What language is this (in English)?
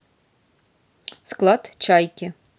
Russian